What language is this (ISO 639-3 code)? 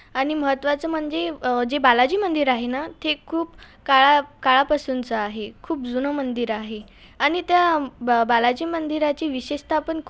mar